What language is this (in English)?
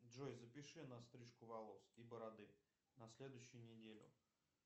Russian